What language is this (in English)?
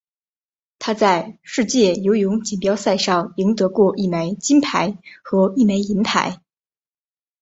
Chinese